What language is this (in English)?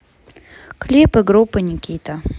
Russian